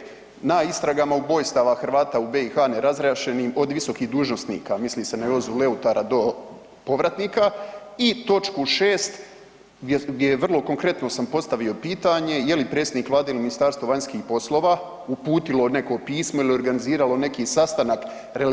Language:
Croatian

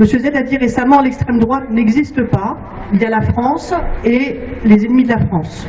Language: French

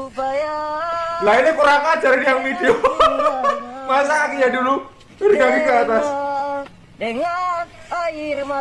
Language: Indonesian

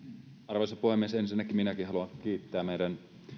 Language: Finnish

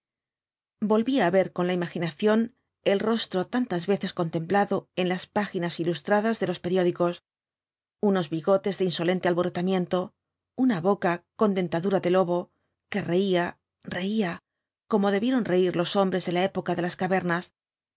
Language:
Spanish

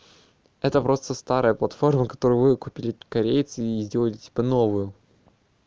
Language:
Russian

